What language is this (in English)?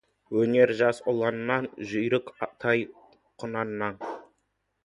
Kazakh